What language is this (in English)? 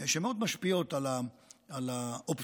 Hebrew